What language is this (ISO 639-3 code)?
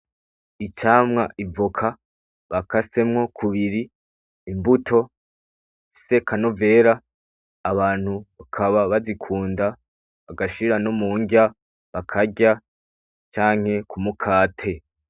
run